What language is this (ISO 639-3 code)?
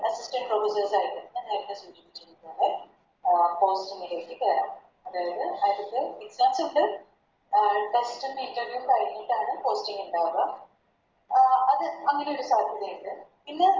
mal